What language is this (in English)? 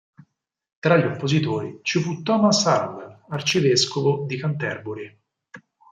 Italian